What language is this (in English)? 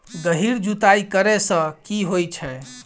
Maithili